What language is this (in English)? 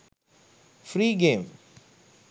Sinhala